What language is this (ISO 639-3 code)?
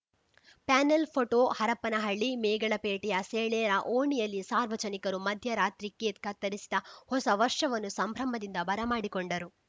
kan